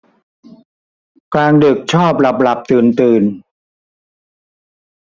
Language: Thai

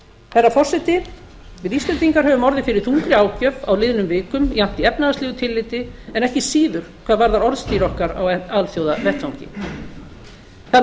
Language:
Icelandic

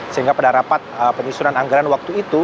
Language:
Indonesian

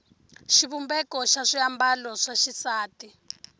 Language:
Tsonga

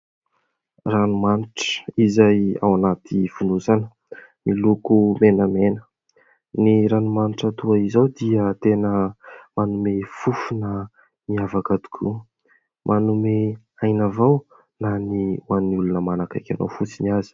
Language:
Malagasy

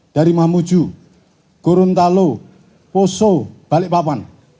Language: Indonesian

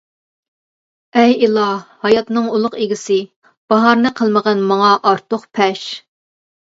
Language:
Uyghur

